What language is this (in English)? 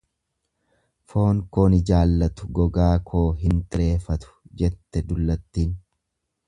Oromo